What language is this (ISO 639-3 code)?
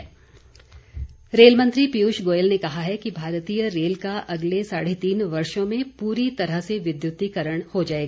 hin